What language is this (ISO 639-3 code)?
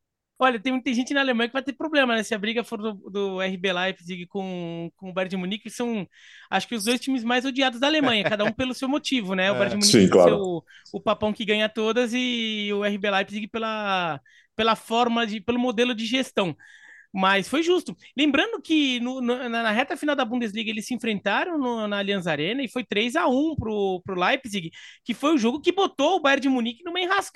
por